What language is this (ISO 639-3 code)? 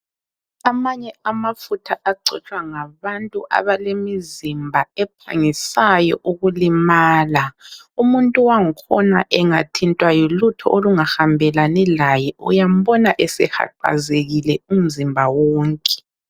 nde